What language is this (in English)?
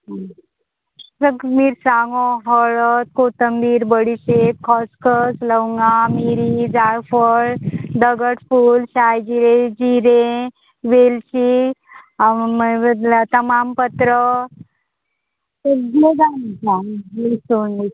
Konkani